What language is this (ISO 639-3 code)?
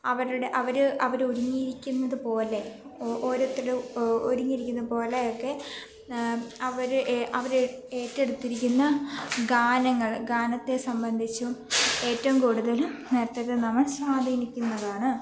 mal